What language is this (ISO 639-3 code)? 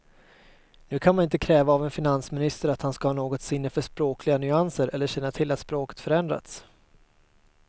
swe